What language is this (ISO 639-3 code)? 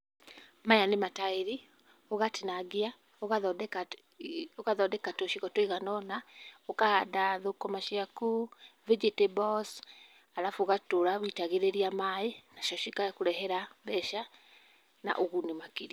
kik